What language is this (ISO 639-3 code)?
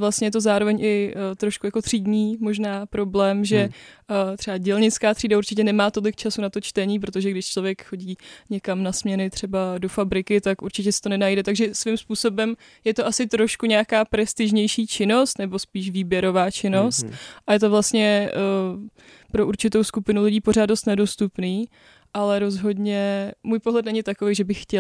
ces